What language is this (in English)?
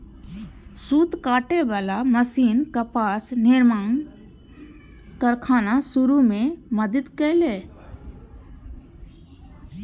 Maithili